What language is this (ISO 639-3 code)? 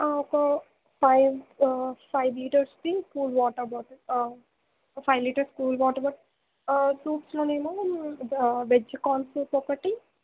tel